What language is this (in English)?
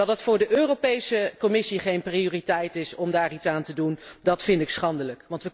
Dutch